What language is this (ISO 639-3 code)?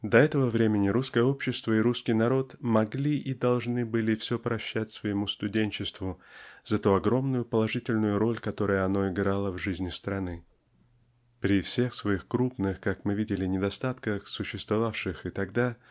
rus